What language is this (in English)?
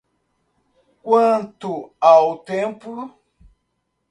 Portuguese